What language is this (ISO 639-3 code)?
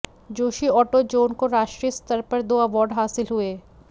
hin